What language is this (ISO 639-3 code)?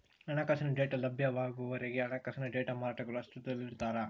kan